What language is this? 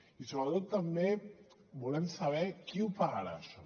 Catalan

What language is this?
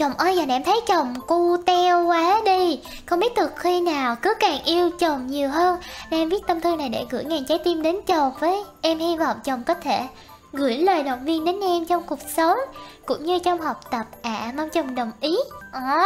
Vietnamese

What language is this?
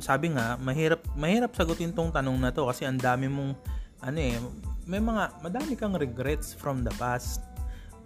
Filipino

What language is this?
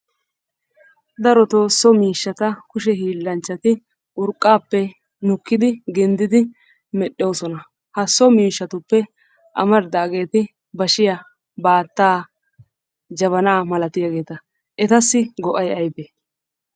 Wolaytta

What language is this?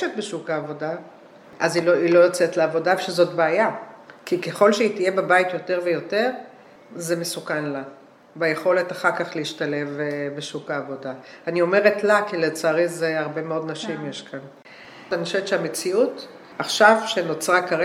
Hebrew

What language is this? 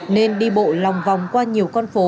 Vietnamese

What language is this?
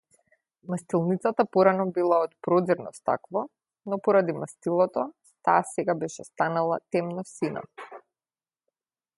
Macedonian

